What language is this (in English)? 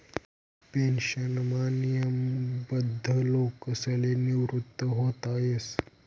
Marathi